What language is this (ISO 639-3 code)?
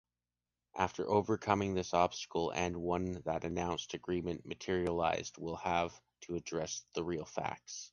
eng